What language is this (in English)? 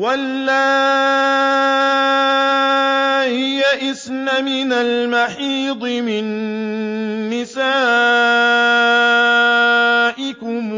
Arabic